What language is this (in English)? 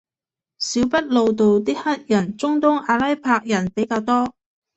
Cantonese